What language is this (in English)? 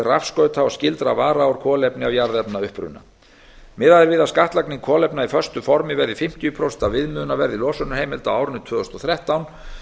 Icelandic